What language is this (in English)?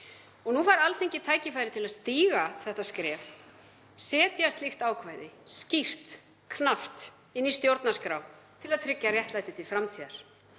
Icelandic